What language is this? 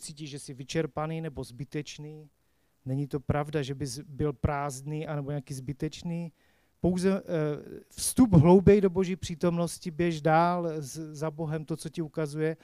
Czech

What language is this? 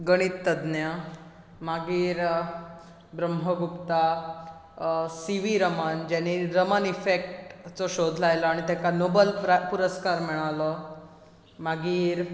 Konkani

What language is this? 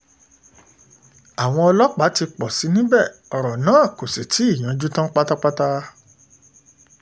Yoruba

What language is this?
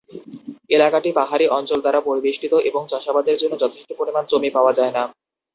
Bangla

